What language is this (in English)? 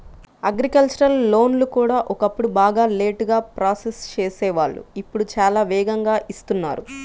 Telugu